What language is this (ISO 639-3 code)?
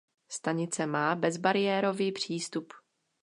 ces